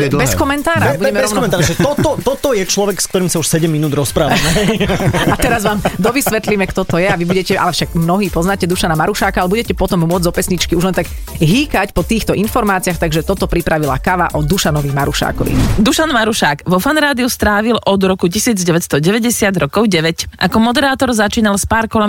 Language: Slovak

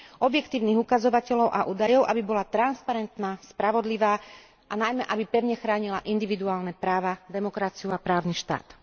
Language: Slovak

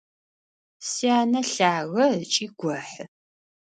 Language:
Adyghe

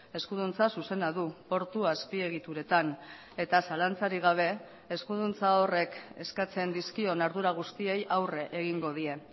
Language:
Basque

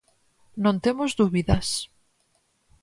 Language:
Galician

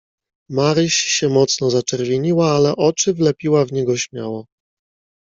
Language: Polish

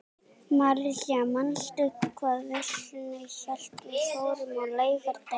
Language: Icelandic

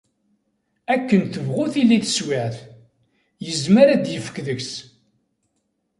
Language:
Kabyle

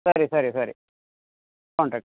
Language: Kannada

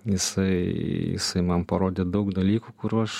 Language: Lithuanian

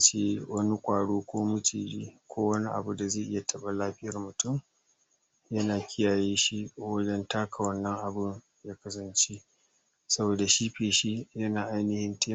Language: Hausa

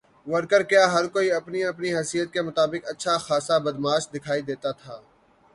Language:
Urdu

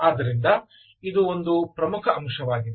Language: Kannada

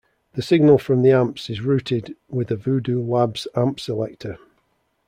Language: English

